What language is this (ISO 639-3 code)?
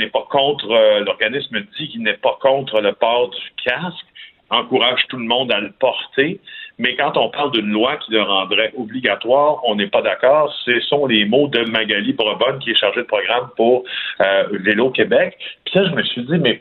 fra